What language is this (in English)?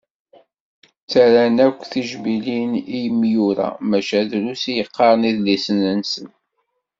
Kabyle